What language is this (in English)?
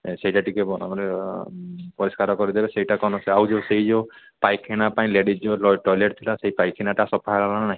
Odia